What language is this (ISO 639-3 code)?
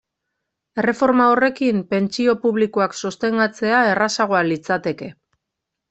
eus